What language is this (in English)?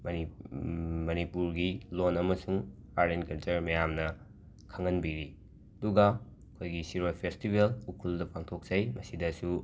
Manipuri